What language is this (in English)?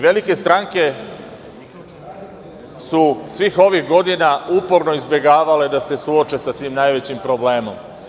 Serbian